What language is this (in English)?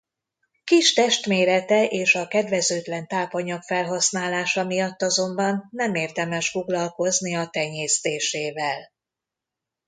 Hungarian